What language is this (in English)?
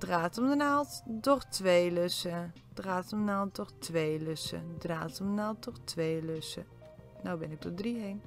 Dutch